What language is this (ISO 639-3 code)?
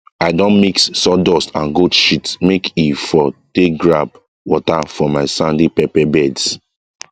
pcm